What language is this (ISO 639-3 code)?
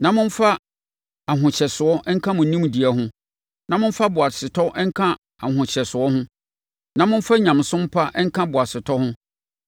aka